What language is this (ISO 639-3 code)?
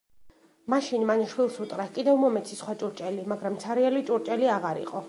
kat